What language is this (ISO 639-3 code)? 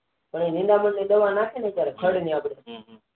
guj